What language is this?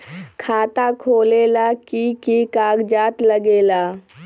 Magahi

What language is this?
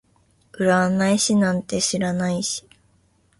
Japanese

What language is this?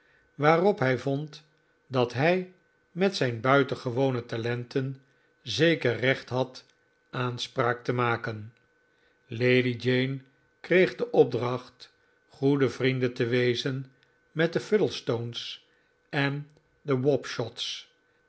Dutch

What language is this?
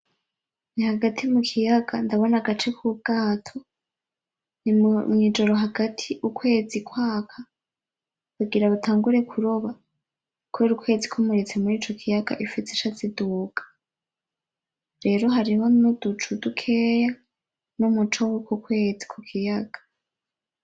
Rundi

